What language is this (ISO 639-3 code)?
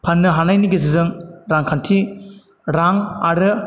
brx